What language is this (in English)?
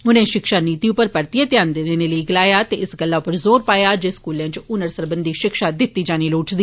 Dogri